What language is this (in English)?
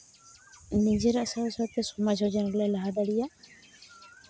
Santali